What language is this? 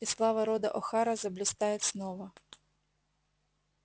Russian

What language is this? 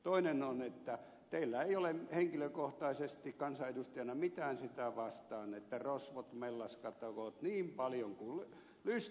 Finnish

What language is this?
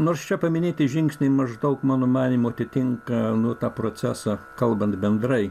Lithuanian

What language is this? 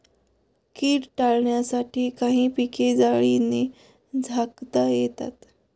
Marathi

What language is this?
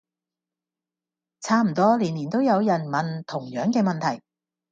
Cantonese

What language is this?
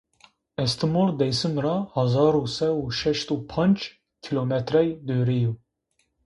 Zaza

